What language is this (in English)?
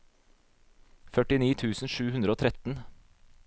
Norwegian